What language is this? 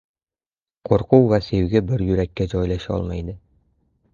Uzbek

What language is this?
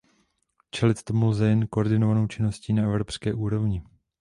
Czech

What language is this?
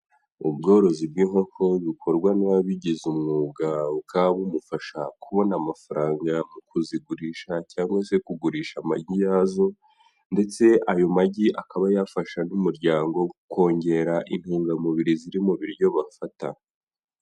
Kinyarwanda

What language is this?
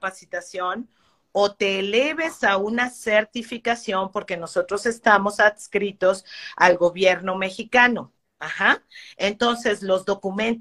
Spanish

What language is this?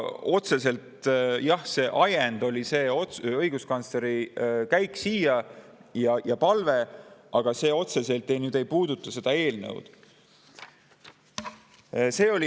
Estonian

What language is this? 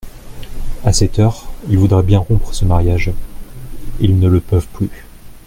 French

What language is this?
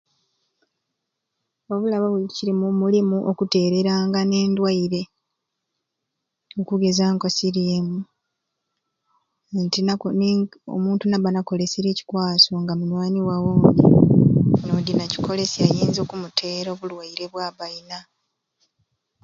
Ruuli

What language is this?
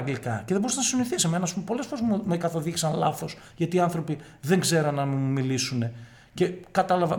Greek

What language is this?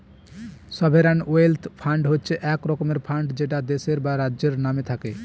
Bangla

